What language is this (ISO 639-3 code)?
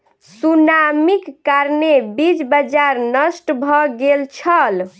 mai